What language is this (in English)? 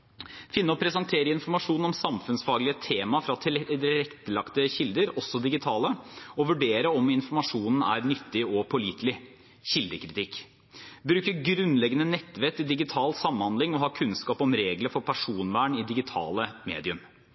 Norwegian Bokmål